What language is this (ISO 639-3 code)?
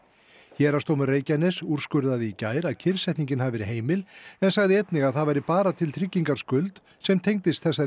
isl